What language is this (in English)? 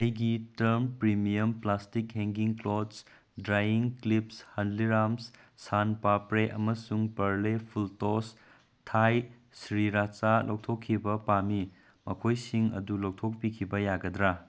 Manipuri